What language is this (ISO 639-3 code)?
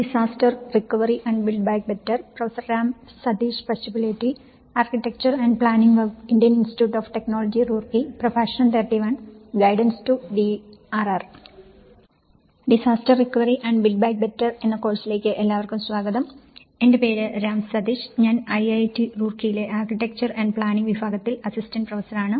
mal